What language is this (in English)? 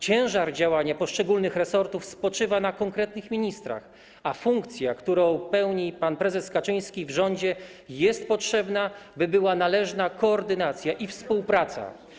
Polish